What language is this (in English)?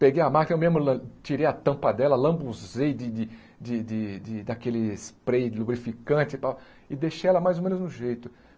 Portuguese